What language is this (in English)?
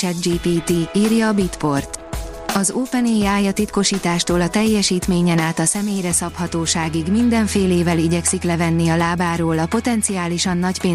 Hungarian